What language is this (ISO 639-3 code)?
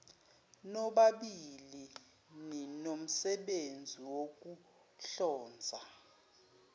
zul